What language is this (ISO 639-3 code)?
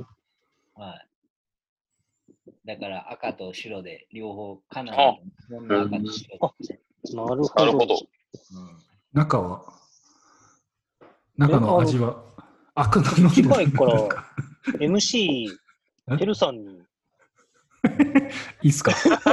jpn